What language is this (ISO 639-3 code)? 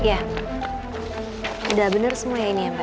ind